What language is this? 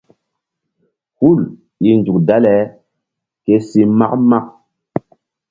Mbum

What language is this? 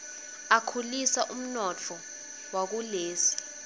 Swati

